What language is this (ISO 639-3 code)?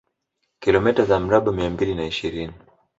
swa